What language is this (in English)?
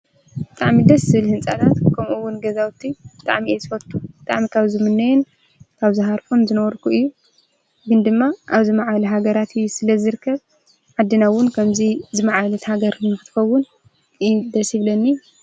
Tigrinya